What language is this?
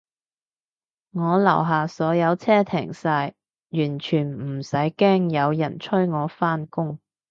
Cantonese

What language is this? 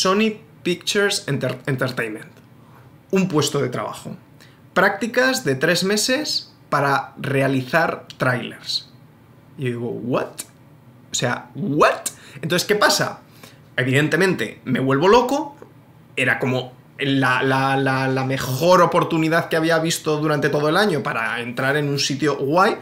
Spanish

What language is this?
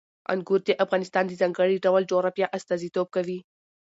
Pashto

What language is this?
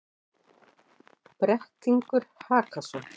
Icelandic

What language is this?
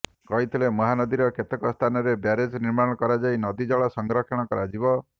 Odia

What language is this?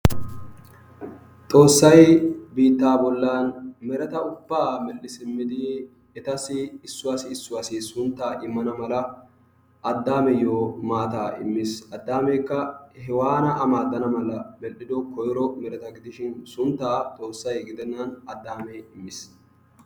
Wolaytta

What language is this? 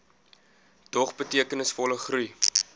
Afrikaans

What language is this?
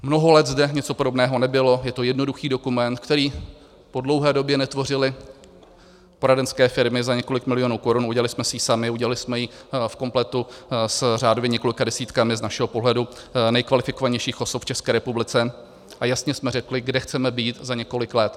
Czech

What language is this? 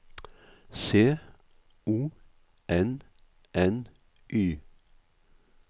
Norwegian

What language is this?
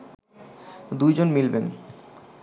Bangla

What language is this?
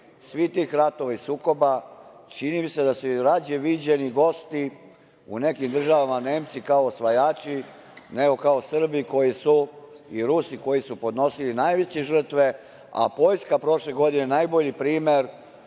Serbian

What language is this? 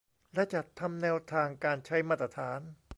Thai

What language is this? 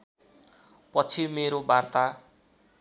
Nepali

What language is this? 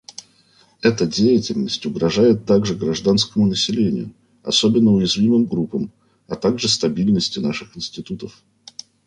Russian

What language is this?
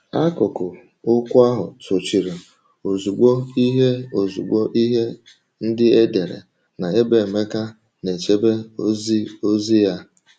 Igbo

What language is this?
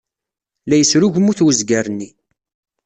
Kabyle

